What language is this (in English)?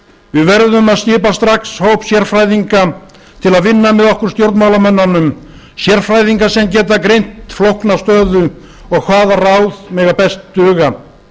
Icelandic